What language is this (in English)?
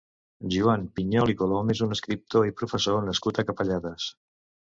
Catalan